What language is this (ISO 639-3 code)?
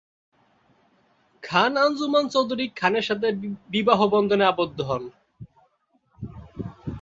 ben